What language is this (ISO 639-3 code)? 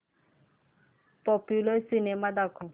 mar